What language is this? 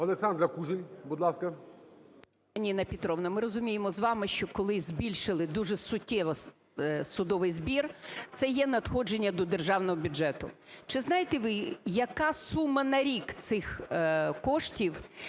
Ukrainian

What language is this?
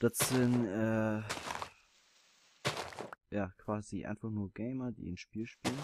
German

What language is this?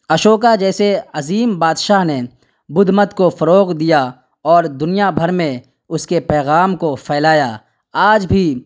Urdu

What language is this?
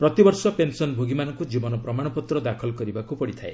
Odia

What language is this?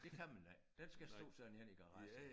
Danish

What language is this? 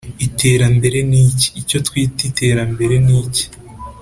Kinyarwanda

